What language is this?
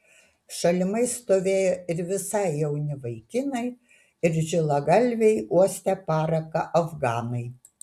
Lithuanian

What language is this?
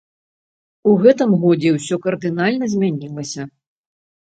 Belarusian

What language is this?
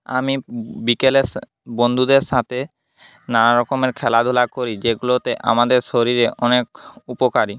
Bangla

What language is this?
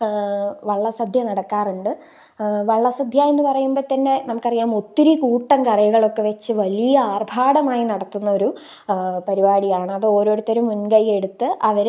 Malayalam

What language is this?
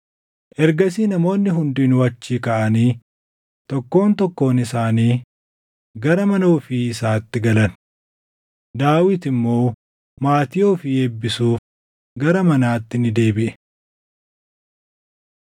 Oromo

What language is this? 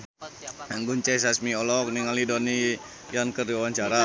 Sundanese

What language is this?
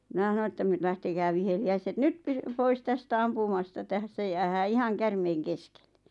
Finnish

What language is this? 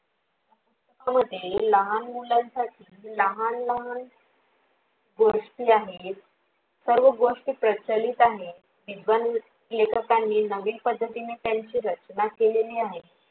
Marathi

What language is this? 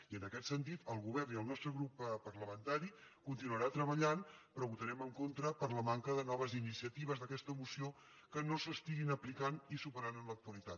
Catalan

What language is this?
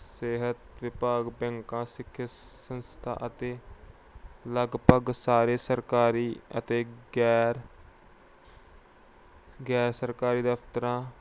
Punjabi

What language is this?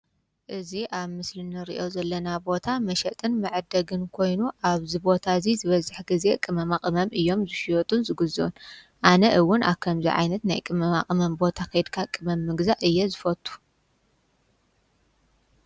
Tigrinya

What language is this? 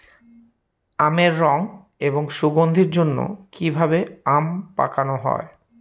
Bangla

